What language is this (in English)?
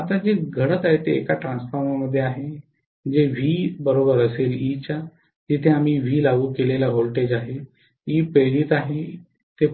Marathi